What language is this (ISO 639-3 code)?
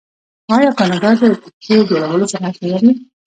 pus